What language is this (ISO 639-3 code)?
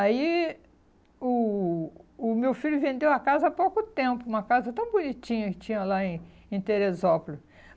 por